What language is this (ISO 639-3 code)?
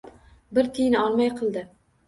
uzb